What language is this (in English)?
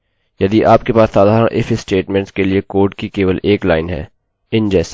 Hindi